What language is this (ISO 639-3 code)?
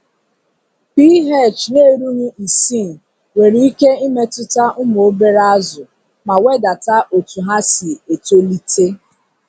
ibo